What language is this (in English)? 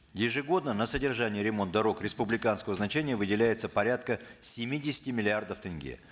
Kazakh